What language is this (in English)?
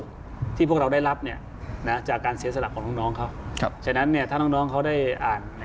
Thai